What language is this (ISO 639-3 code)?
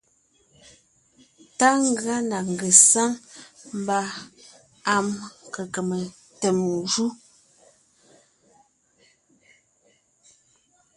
nnh